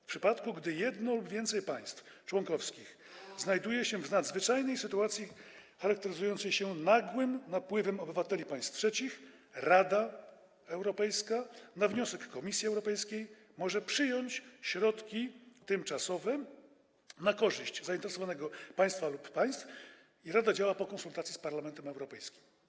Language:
Polish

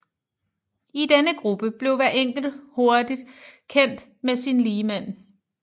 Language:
Danish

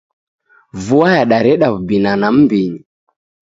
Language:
Taita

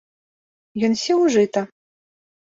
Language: Belarusian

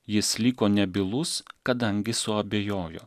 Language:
Lithuanian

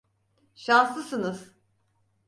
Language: Turkish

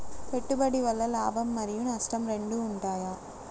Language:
Telugu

